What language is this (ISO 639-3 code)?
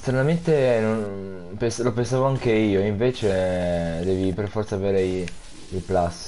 ita